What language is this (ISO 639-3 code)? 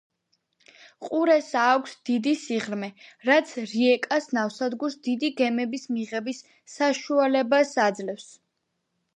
kat